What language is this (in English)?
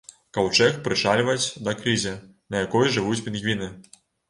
Belarusian